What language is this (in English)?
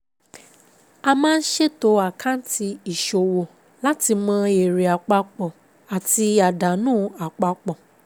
Yoruba